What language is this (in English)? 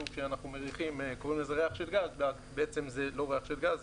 Hebrew